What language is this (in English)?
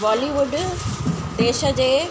Sindhi